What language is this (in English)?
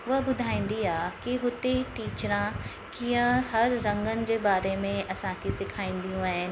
Sindhi